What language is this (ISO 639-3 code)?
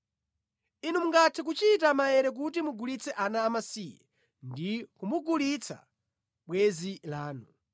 nya